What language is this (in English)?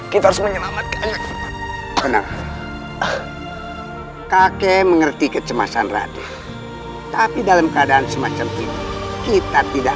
Indonesian